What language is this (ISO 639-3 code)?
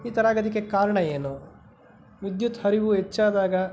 kan